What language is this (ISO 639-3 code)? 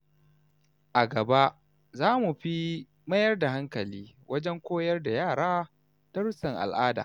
hau